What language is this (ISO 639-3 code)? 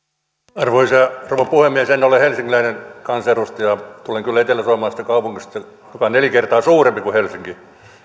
fin